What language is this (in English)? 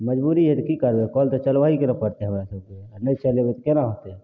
Maithili